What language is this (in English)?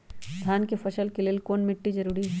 Magahi